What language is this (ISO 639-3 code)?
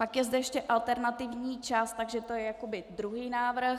ces